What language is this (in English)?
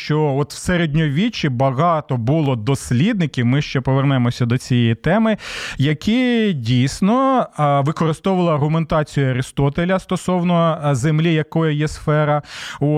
Ukrainian